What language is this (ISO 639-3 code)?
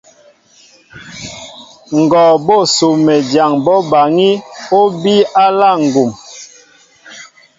mbo